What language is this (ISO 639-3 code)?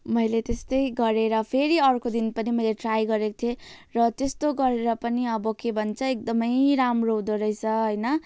nep